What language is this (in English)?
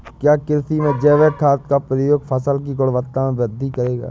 Hindi